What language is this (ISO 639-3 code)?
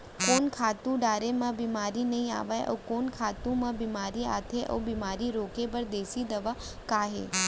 hne